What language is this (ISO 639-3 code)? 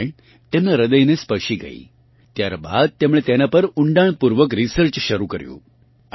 guj